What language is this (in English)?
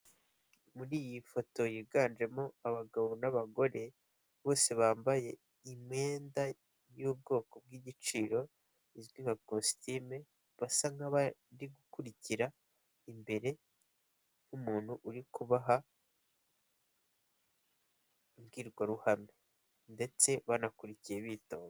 Kinyarwanda